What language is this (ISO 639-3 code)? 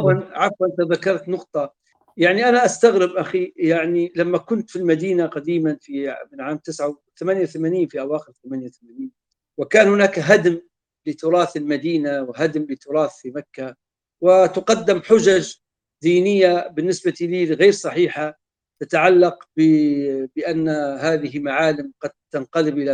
ara